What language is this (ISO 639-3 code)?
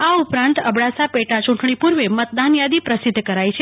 guj